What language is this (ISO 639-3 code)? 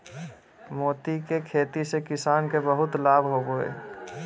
mag